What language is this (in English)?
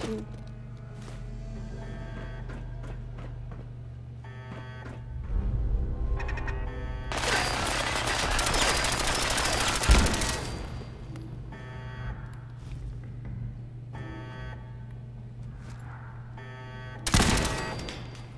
German